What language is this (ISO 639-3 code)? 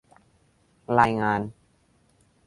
tha